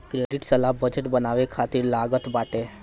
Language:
Bhojpuri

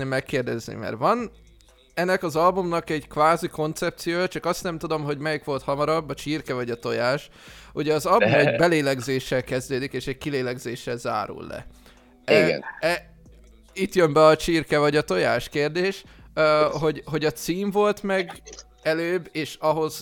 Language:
Hungarian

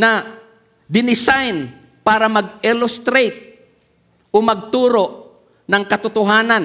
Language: Filipino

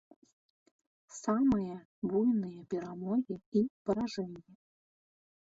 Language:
Belarusian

